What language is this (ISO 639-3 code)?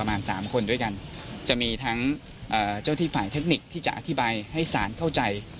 tha